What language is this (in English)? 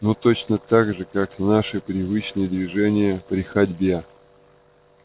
Russian